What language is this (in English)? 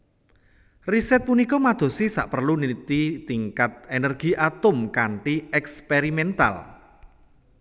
Javanese